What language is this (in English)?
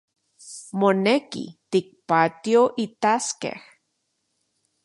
Central Puebla Nahuatl